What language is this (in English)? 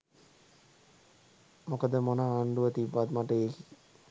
Sinhala